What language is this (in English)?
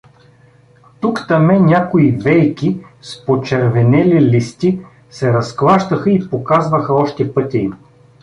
Bulgarian